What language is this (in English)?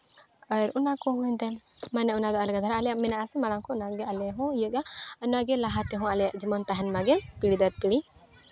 Santali